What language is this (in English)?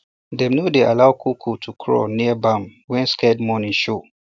Nigerian Pidgin